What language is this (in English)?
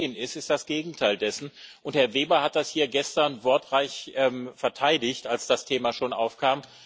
German